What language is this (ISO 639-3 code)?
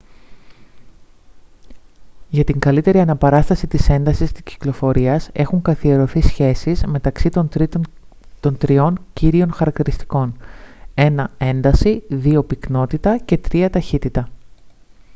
ell